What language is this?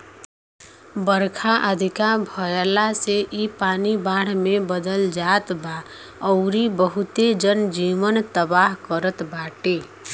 Bhojpuri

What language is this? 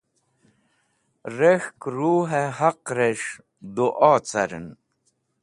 Wakhi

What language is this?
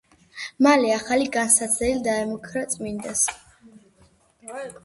Georgian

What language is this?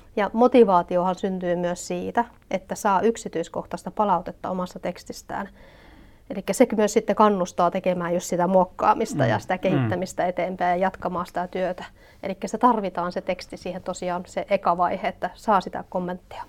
Finnish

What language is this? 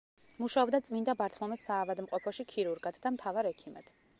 Georgian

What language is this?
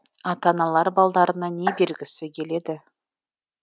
Kazakh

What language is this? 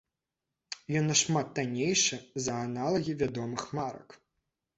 Belarusian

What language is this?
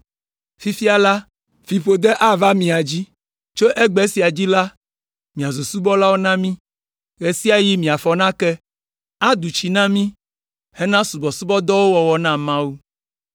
Ewe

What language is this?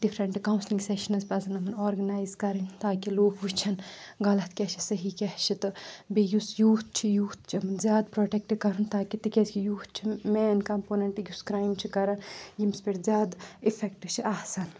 Kashmiri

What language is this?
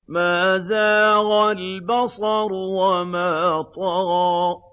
Arabic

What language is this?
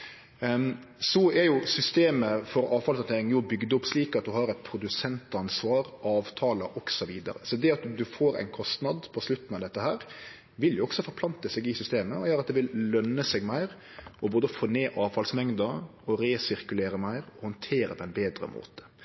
Norwegian Nynorsk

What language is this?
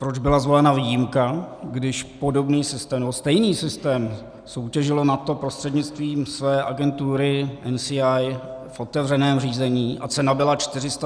Czech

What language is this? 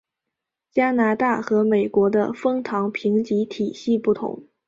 Chinese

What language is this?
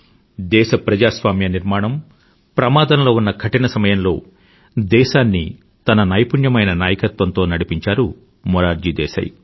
Telugu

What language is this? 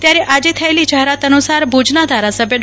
Gujarati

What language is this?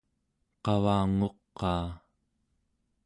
Central Yupik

